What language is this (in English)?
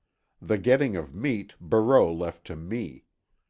English